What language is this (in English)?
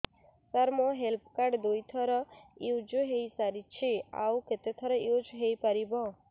Odia